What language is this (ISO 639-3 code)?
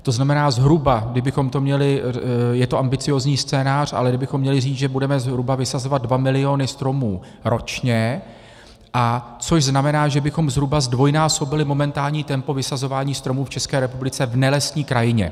ces